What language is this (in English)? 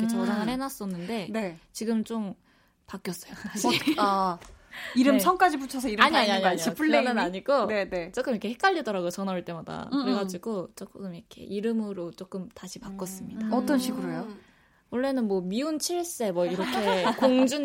Korean